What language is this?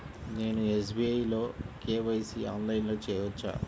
Telugu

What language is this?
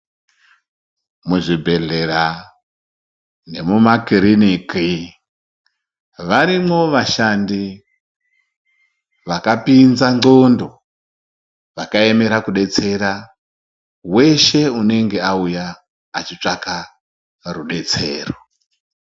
Ndau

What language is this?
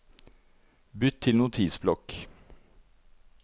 Norwegian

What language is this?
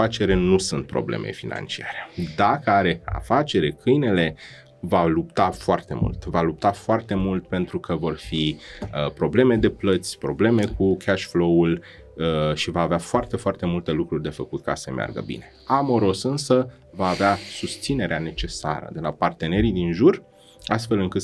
Romanian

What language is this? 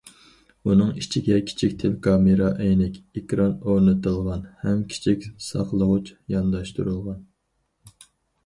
Uyghur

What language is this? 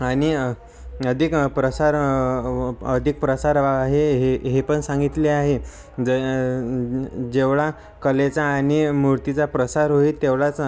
Marathi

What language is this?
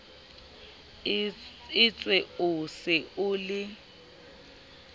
Southern Sotho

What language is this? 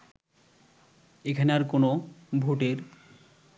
Bangla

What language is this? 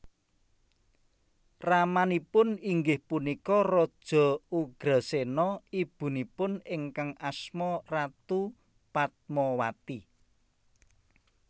Javanese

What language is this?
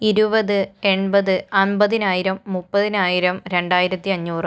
Malayalam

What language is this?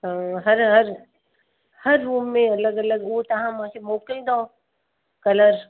Sindhi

